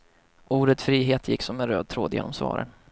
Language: Swedish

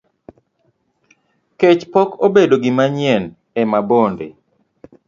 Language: Luo (Kenya and Tanzania)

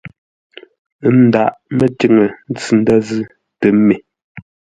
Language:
Ngombale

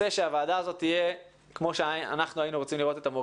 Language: Hebrew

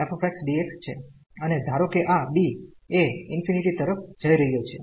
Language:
Gujarati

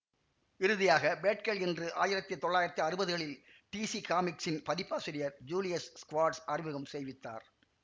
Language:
Tamil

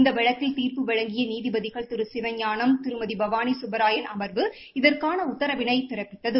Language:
Tamil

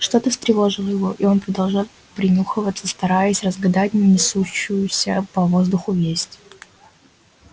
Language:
Russian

